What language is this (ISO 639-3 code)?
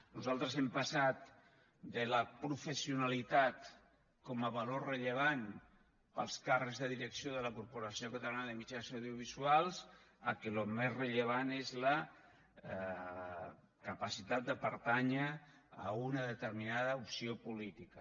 cat